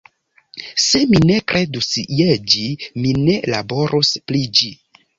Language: Esperanto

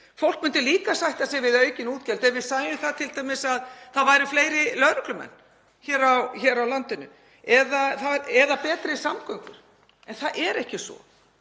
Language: Icelandic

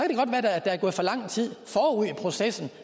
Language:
Danish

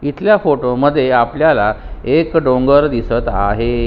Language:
Marathi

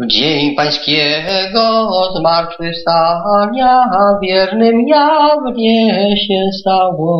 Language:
Polish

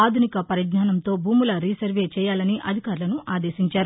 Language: Telugu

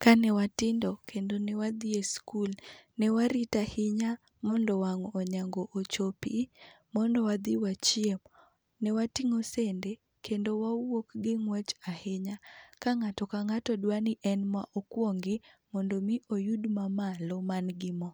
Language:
Luo (Kenya and Tanzania)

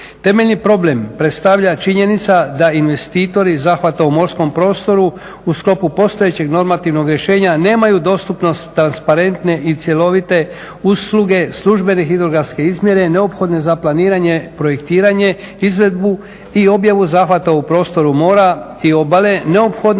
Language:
Croatian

